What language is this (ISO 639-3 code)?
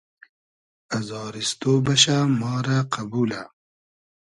haz